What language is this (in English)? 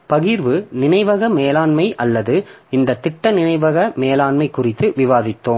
Tamil